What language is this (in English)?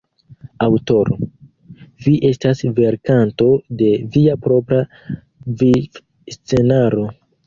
Esperanto